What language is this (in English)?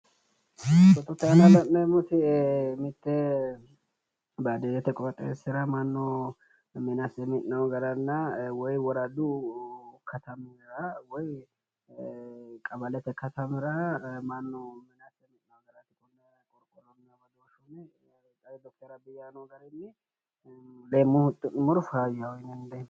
Sidamo